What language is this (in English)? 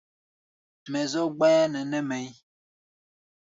Gbaya